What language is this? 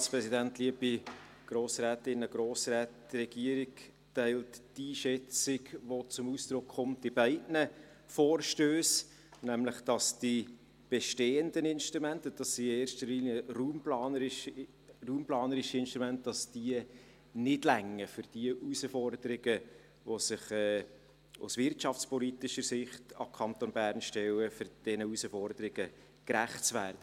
Swiss German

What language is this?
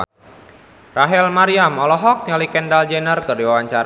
Sundanese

